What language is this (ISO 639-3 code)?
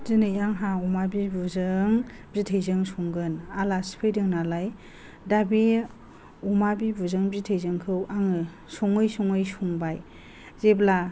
brx